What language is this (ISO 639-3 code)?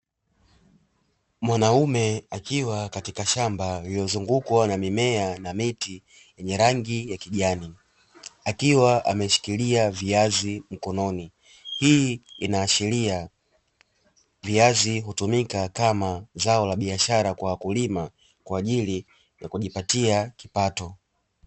swa